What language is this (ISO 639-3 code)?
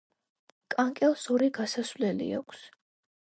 kat